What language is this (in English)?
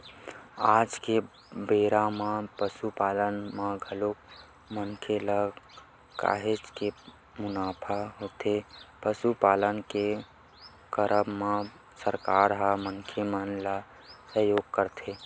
Chhattisgarhi